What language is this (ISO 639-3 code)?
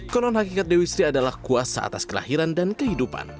ind